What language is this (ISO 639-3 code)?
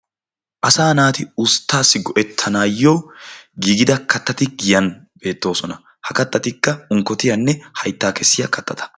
wal